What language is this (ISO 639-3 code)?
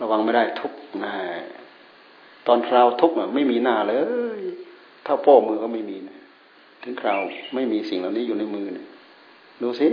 tha